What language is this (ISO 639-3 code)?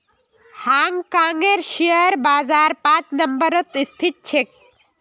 mag